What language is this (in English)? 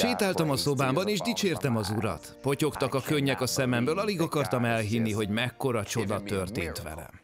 Hungarian